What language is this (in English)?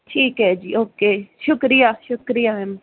Punjabi